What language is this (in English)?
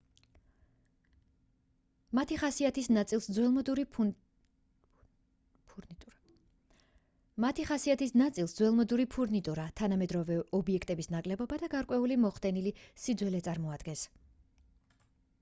Georgian